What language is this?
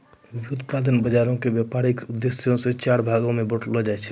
Maithili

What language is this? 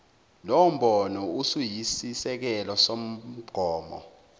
Zulu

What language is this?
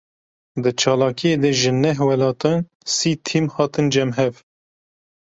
Kurdish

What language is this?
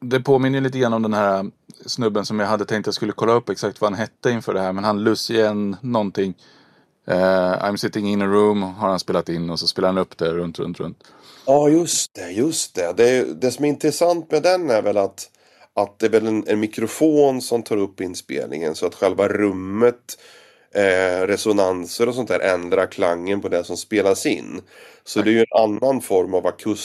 Swedish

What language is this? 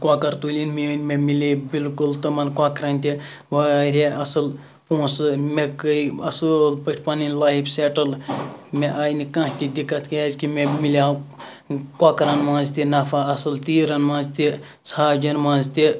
Kashmiri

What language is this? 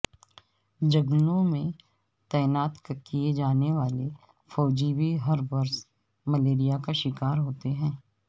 Urdu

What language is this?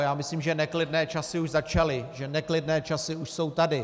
Czech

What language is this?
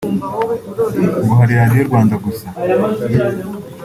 Kinyarwanda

